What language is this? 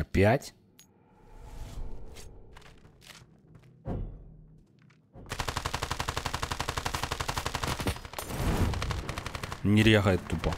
Russian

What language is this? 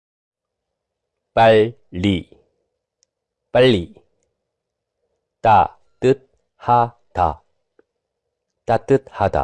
Korean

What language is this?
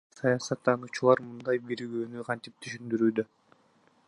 Kyrgyz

